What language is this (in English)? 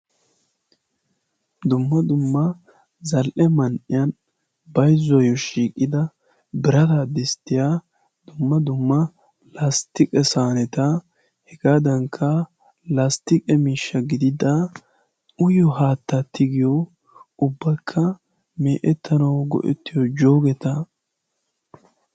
Wolaytta